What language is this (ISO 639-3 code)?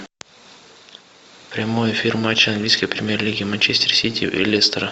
rus